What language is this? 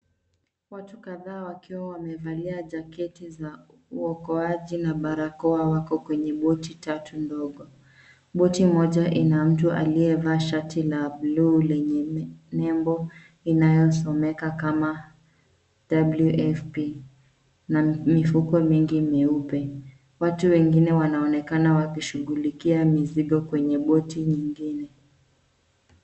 Swahili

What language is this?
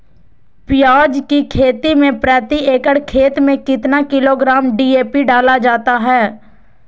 Magahi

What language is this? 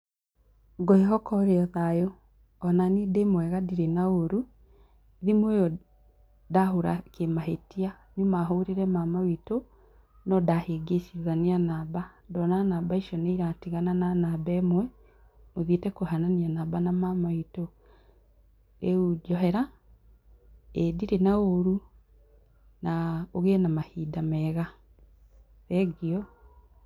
Kikuyu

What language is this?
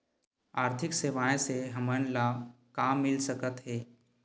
Chhattisgarhi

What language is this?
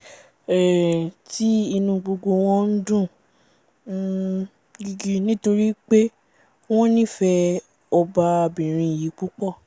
Yoruba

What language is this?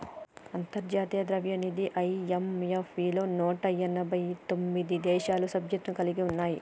Telugu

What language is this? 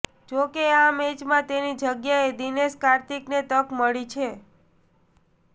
Gujarati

